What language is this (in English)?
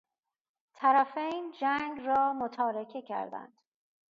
Persian